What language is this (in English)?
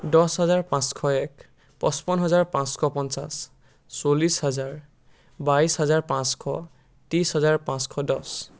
Assamese